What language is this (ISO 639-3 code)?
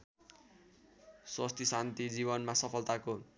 nep